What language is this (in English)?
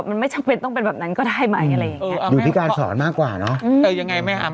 Thai